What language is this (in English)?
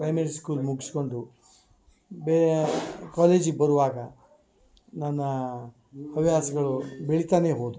Kannada